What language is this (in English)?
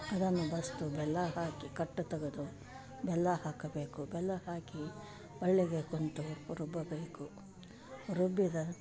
Kannada